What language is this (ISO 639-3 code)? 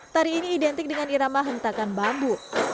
ind